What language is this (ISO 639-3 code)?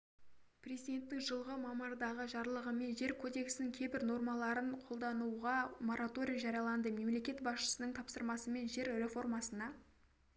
kaz